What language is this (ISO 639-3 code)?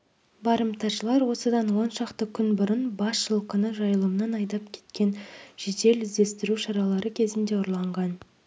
kaz